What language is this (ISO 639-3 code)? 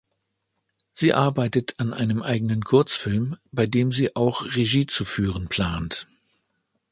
deu